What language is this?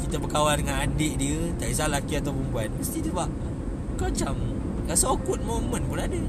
Malay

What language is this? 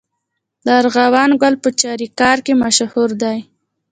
Pashto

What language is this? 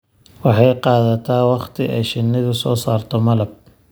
Somali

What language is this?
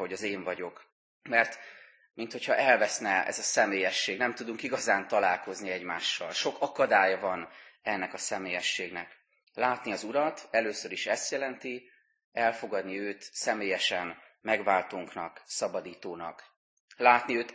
Hungarian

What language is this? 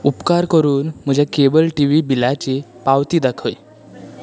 Konkani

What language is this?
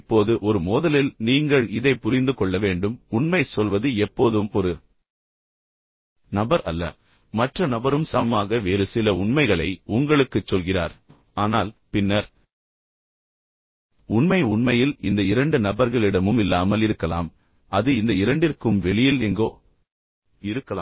Tamil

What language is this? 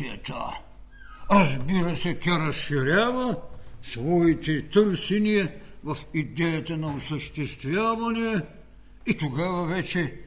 Bulgarian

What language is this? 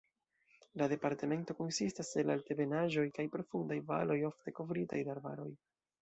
Esperanto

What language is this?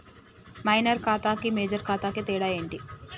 Telugu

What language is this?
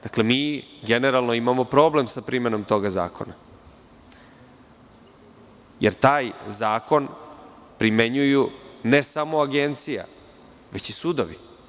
Serbian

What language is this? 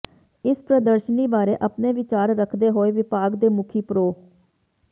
Punjabi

